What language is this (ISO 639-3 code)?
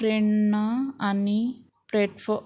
kok